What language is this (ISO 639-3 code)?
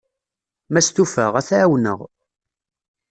kab